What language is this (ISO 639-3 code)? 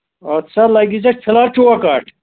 kas